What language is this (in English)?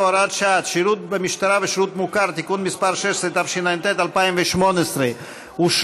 Hebrew